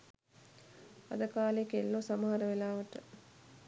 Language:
Sinhala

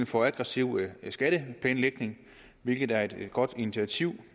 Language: Danish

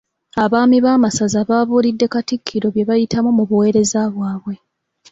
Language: Ganda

